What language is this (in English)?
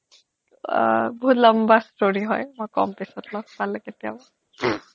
Assamese